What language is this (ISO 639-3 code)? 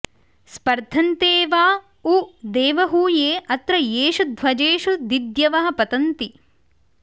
san